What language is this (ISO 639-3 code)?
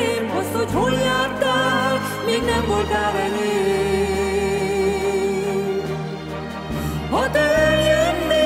ron